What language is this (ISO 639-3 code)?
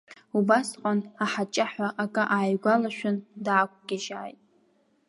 abk